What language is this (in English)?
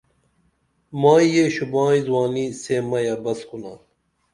Dameli